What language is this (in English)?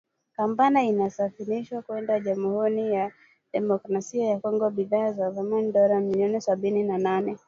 Swahili